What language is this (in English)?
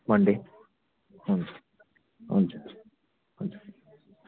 Nepali